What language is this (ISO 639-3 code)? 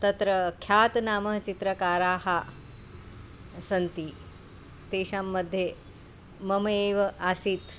san